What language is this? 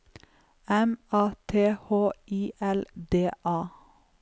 Norwegian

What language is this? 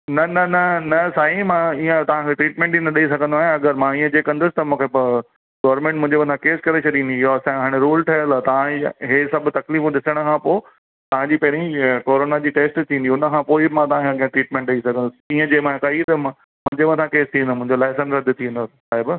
Sindhi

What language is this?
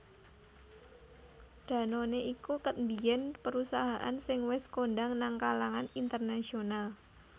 Javanese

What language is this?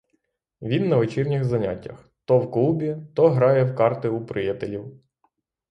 Ukrainian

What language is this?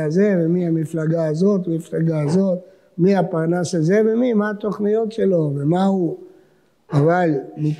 Hebrew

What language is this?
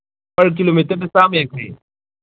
Manipuri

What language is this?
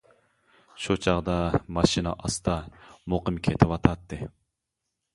Uyghur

